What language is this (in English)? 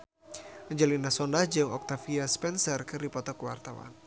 Sundanese